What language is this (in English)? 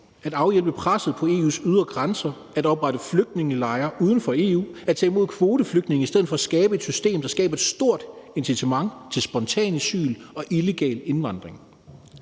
Danish